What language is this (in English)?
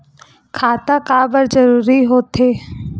Chhattisgarhi